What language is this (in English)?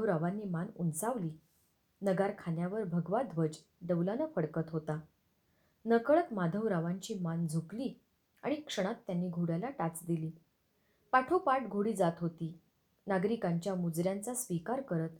Marathi